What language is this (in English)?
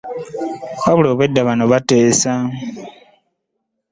Ganda